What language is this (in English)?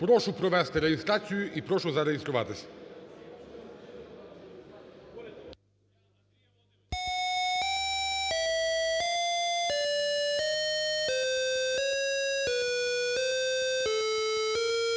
Ukrainian